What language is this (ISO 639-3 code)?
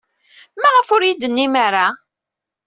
kab